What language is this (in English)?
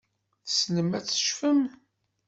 Kabyle